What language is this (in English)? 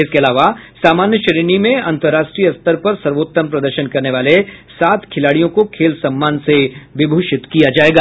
Hindi